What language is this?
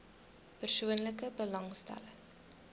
Afrikaans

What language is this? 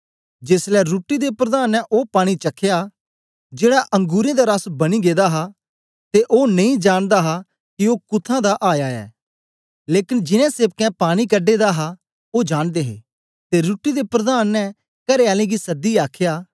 Dogri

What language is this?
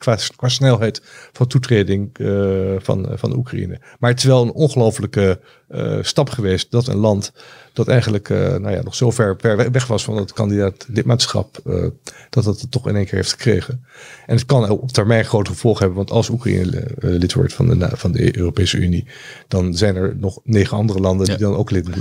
Dutch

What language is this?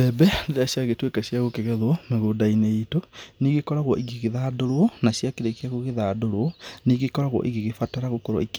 Kikuyu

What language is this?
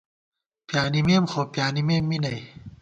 Gawar-Bati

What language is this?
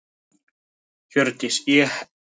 Icelandic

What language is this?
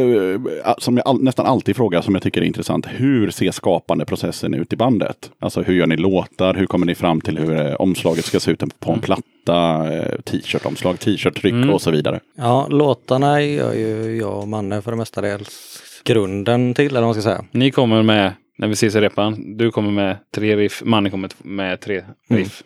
Swedish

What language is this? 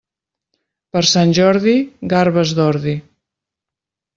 Catalan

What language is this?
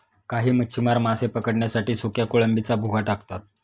Marathi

